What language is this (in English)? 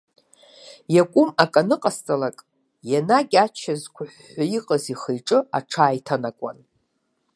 Abkhazian